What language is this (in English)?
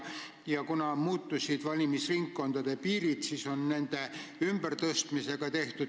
Estonian